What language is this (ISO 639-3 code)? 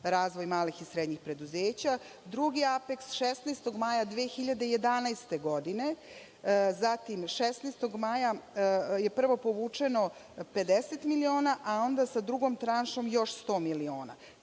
srp